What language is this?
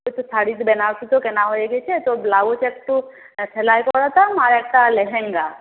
Bangla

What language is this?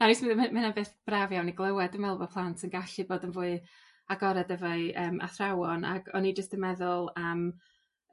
Welsh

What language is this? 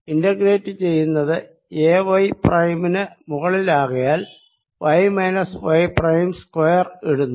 Malayalam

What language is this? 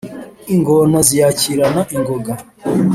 Kinyarwanda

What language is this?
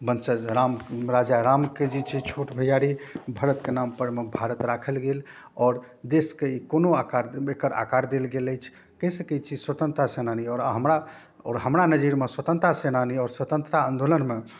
Maithili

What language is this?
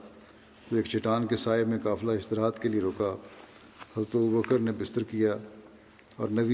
Urdu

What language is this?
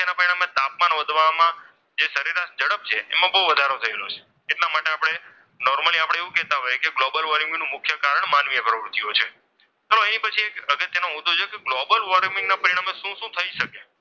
Gujarati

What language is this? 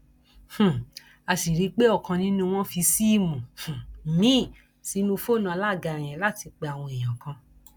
Yoruba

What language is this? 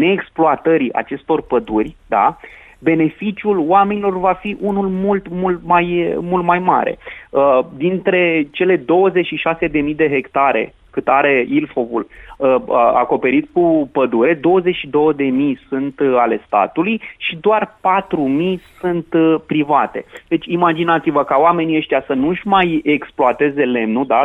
Romanian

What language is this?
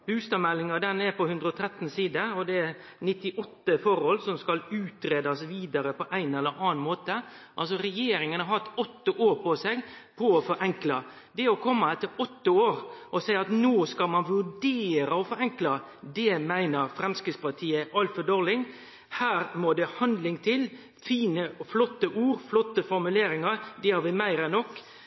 Norwegian Nynorsk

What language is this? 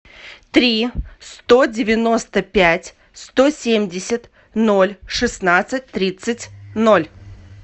Russian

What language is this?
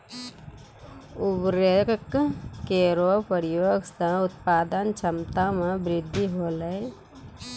Maithili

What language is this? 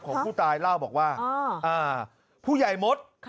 Thai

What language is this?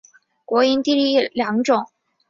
Chinese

